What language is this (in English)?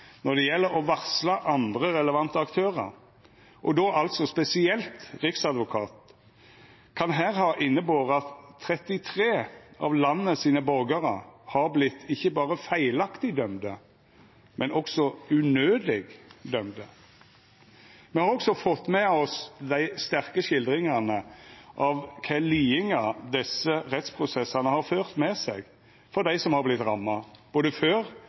Norwegian Nynorsk